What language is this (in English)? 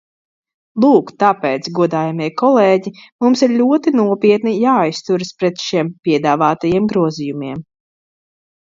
Latvian